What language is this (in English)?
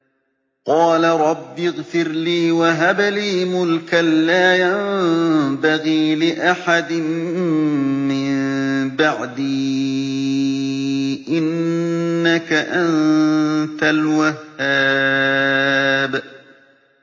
Arabic